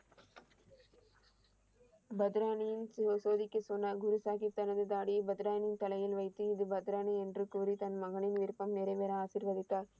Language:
Tamil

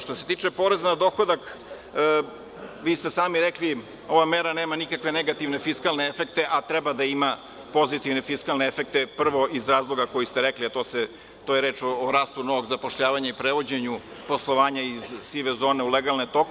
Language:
Serbian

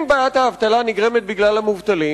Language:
Hebrew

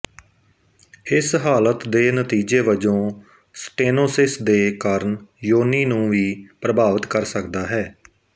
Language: Punjabi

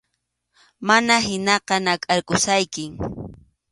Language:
Arequipa-La Unión Quechua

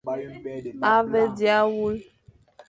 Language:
Fang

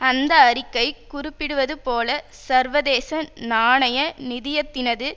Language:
Tamil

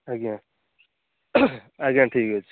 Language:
Odia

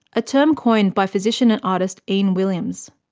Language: English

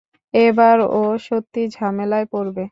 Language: Bangla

